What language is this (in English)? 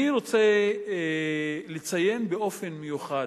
Hebrew